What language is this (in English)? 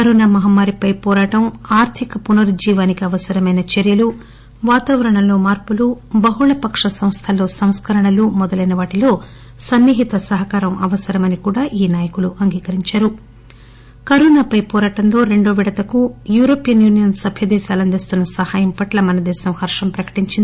Telugu